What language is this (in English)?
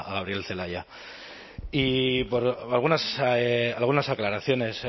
Spanish